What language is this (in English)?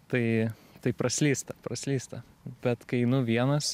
Lithuanian